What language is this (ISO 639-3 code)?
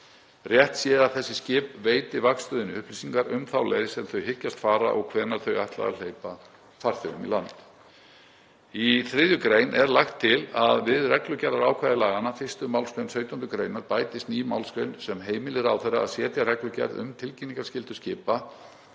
isl